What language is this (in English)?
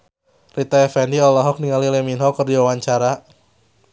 Sundanese